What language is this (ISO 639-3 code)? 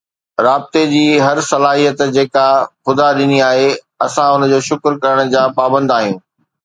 snd